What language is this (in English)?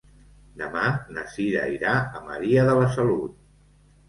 Catalan